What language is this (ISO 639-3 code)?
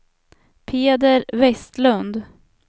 swe